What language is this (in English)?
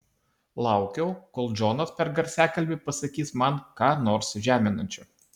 Lithuanian